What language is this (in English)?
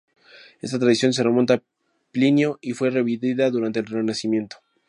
Spanish